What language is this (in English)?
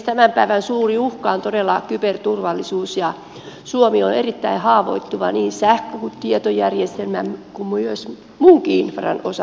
Finnish